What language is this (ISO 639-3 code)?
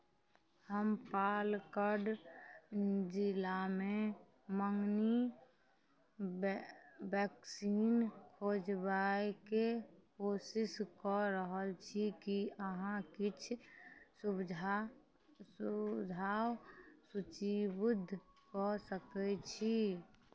mai